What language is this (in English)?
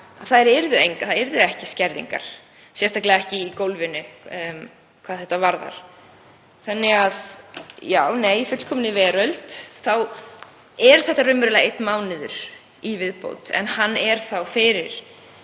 Icelandic